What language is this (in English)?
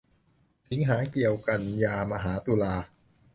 Thai